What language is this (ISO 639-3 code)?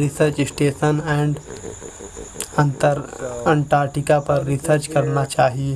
hin